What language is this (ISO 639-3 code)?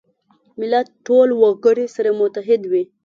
pus